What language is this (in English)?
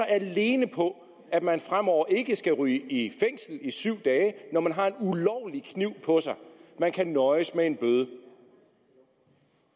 Danish